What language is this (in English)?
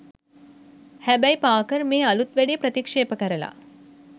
Sinhala